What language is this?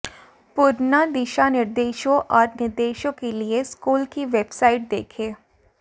Hindi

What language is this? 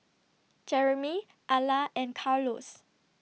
English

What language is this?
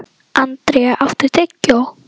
Icelandic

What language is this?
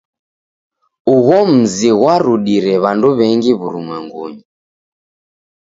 Taita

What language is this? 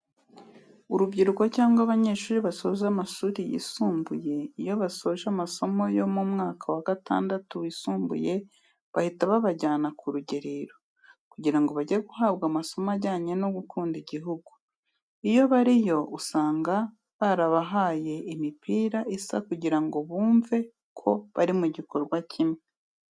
Kinyarwanda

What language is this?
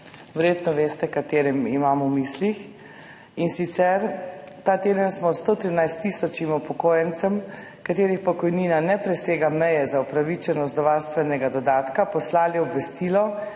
Slovenian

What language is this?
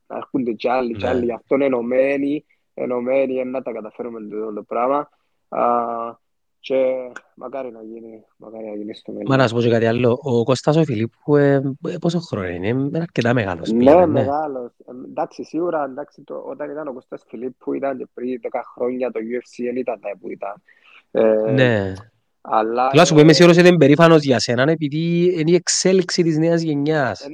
Greek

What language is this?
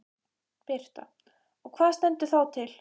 Icelandic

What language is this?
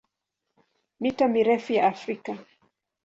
Swahili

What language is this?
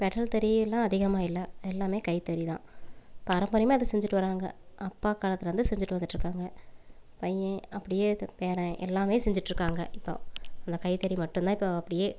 Tamil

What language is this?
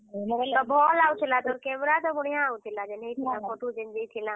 Odia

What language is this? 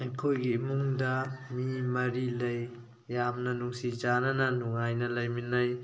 Manipuri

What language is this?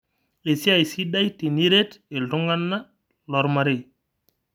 Masai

